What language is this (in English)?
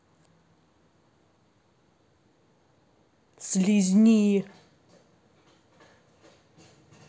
Russian